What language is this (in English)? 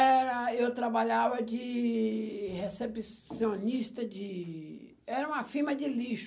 Portuguese